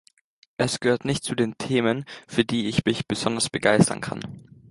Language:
German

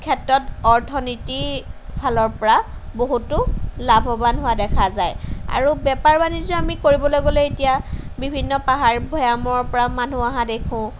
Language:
Assamese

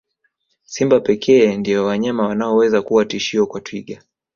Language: Swahili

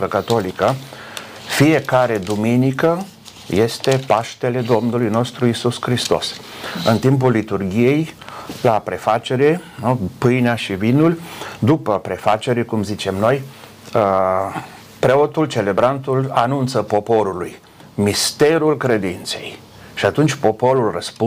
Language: Romanian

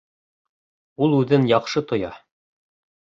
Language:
Bashkir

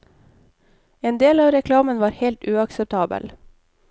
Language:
Norwegian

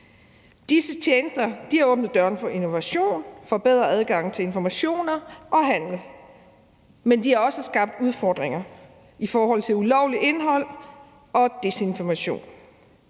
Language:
Danish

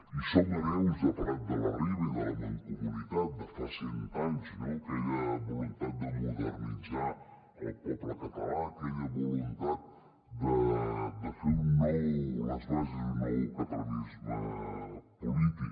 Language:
Catalan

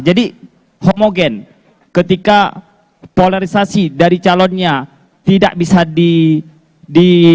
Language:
Indonesian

